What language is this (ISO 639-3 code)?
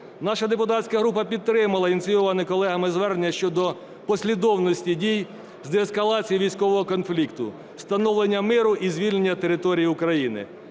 ukr